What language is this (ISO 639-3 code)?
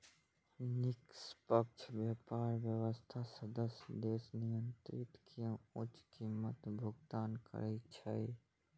mai